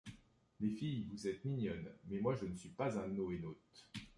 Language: French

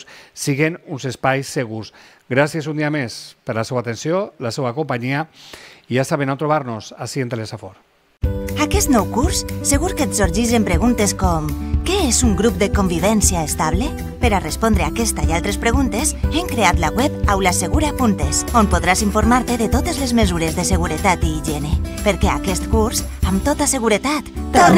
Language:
Spanish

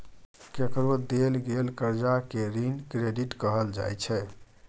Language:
Maithili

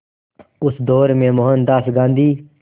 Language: Hindi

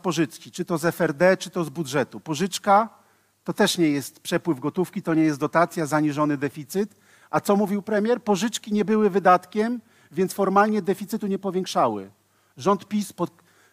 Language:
Polish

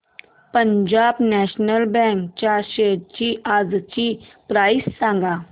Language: Marathi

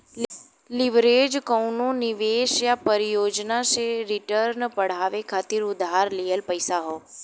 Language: Bhojpuri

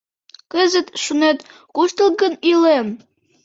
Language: Mari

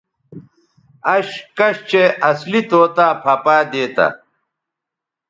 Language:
Bateri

